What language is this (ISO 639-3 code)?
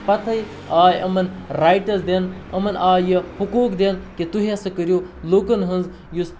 kas